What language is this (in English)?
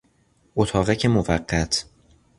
Persian